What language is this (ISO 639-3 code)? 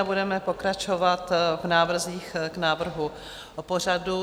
ces